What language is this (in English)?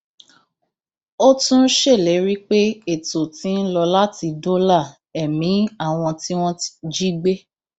Yoruba